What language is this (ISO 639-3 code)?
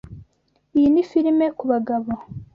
kin